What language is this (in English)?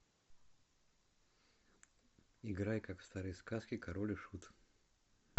Russian